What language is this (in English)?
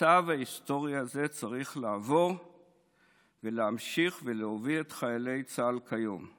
Hebrew